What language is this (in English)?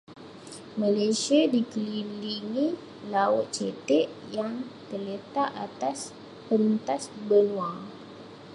Malay